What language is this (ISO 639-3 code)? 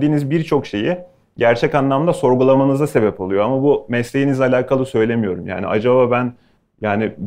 tur